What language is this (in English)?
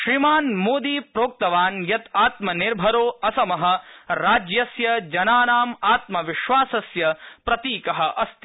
Sanskrit